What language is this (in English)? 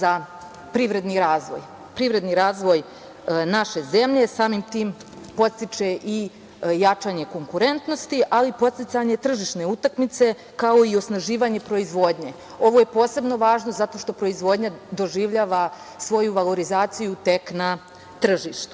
Serbian